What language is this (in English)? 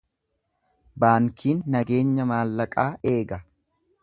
Oromo